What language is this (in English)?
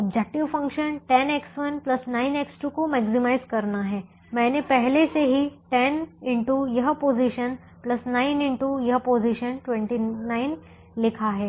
Hindi